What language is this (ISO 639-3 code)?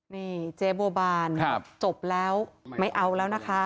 tha